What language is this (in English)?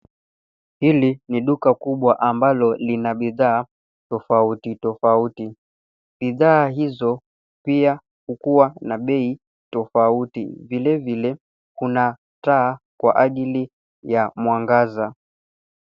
Swahili